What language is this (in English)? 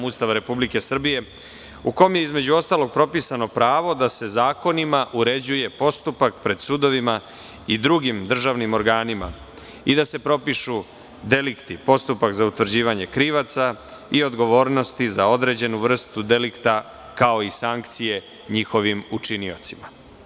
Serbian